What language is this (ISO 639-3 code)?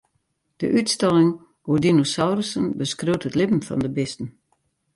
fry